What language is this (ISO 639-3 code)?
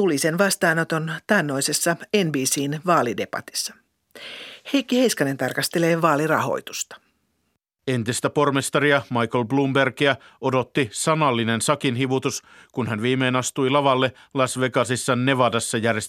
fin